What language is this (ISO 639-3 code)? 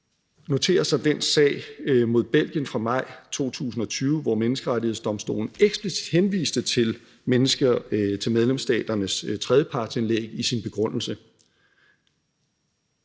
dan